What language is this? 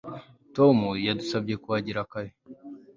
Kinyarwanda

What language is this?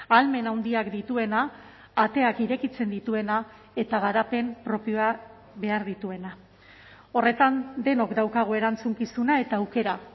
Basque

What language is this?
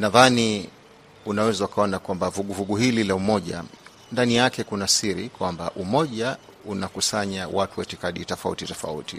Swahili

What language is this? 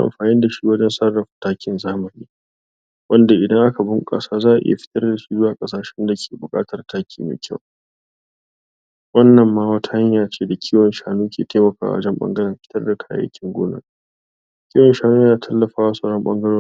Hausa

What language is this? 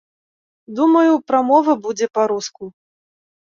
Belarusian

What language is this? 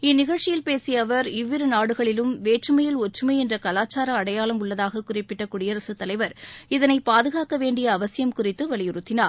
Tamil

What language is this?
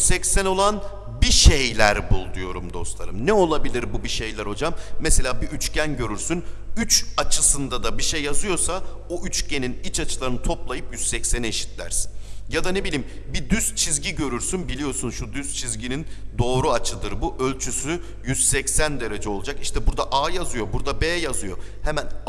Turkish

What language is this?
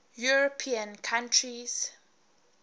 English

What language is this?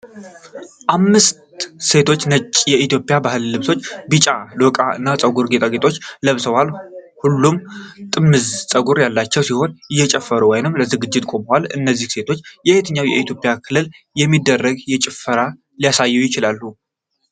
Amharic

